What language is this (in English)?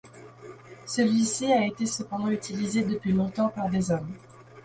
French